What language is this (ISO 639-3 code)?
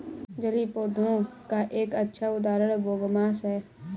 hin